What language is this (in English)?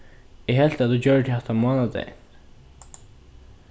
Faroese